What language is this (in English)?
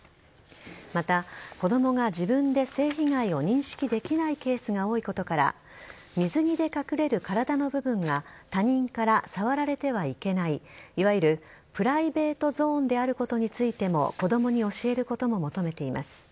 Japanese